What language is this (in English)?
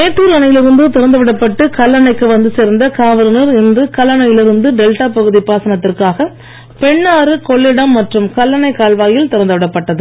Tamil